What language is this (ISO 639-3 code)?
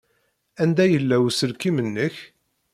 kab